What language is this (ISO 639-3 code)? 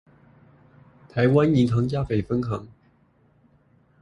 zho